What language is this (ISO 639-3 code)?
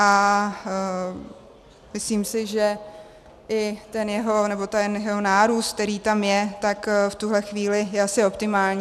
ces